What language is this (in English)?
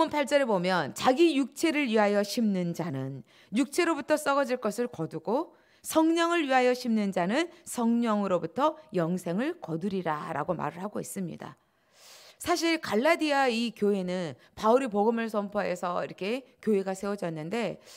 Korean